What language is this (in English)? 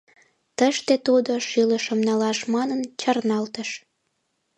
Mari